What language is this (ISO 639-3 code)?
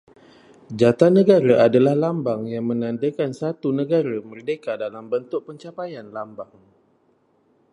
msa